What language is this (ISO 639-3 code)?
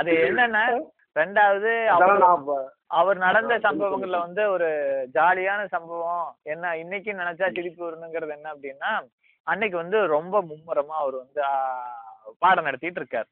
tam